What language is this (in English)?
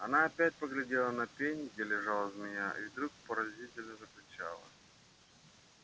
Russian